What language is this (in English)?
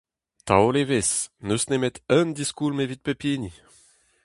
Breton